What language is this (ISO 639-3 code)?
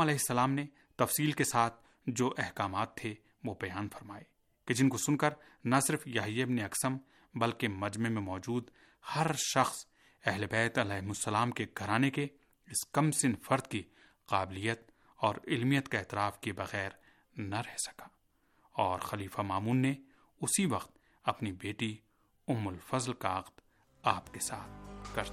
urd